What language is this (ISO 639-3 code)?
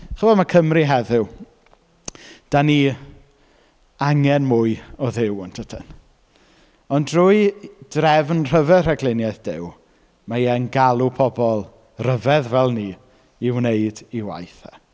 cym